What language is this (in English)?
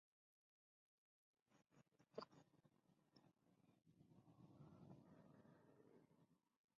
English